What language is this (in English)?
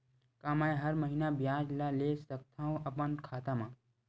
Chhattisgarhi